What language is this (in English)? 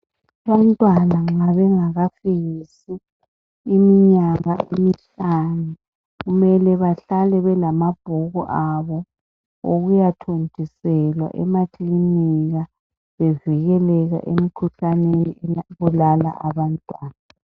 North Ndebele